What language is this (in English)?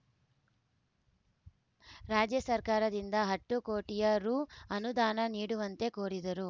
Kannada